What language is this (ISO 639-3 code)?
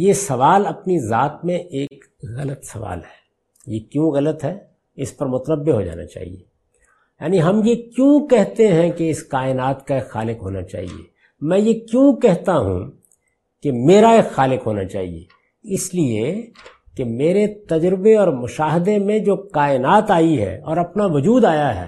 urd